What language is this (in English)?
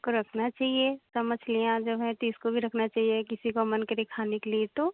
Hindi